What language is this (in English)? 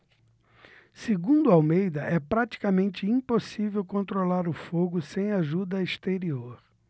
Portuguese